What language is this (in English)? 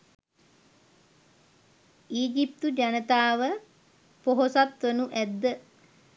Sinhala